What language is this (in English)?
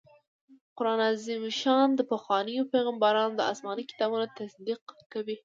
Pashto